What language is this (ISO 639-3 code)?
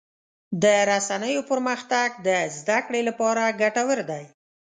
pus